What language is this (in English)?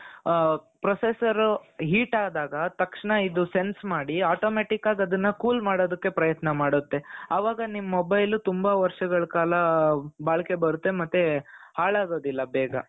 Kannada